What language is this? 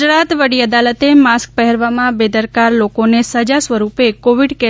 Gujarati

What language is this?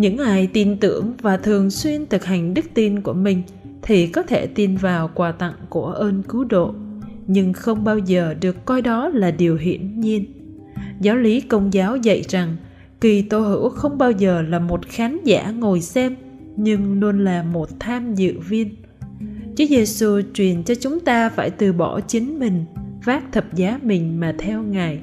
Vietnamese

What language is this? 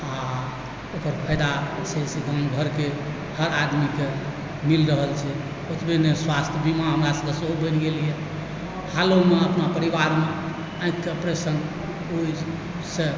Maithili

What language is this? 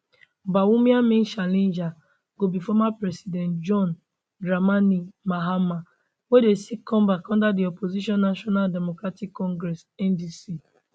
Nigerian Pidgin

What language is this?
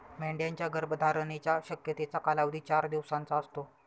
Marathi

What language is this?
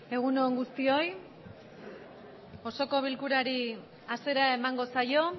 Basque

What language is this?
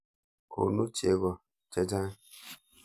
Kalenjin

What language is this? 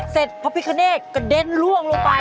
Thai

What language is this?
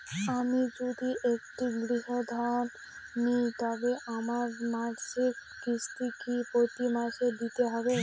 Bangla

